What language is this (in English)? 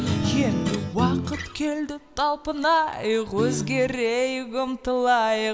Kazakh